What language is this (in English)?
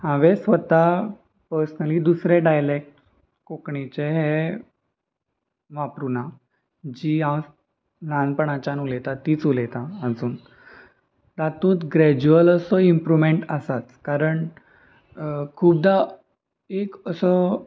Konkani